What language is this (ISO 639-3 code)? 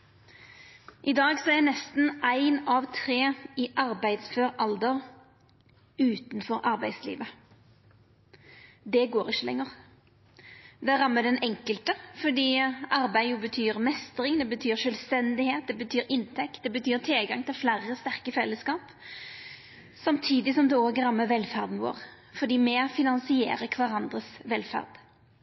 nno